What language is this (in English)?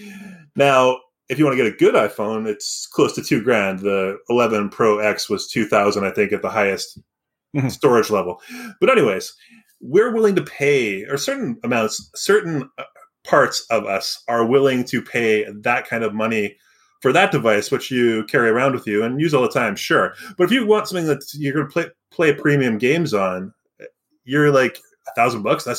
English